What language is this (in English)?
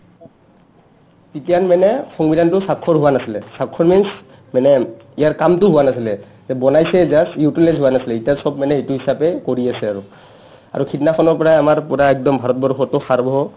Assamese